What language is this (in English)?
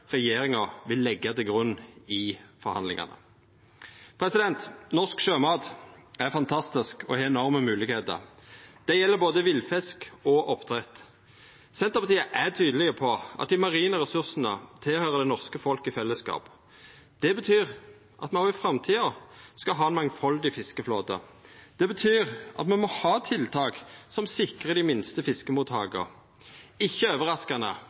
Norwegian Nynorsk